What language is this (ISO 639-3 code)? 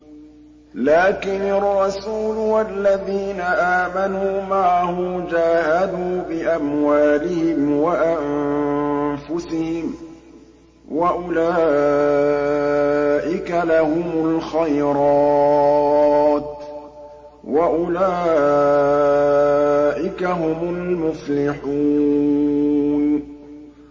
ara